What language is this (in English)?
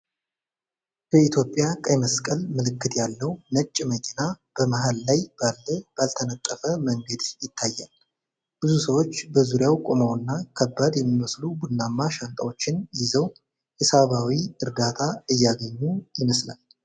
Amharic